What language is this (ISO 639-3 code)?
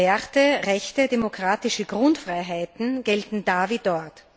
deu